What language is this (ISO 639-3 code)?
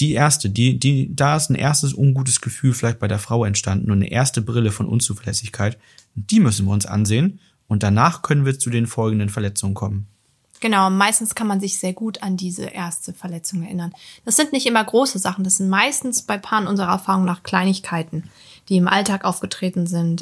deu